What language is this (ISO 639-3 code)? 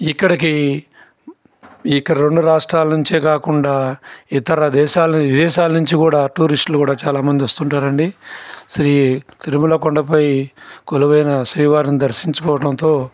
tel